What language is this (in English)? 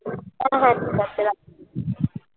Bangla